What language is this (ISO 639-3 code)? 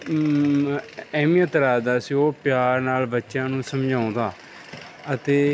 pan